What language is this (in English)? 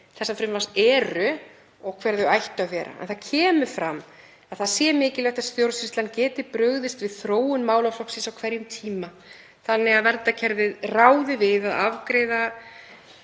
Icelandic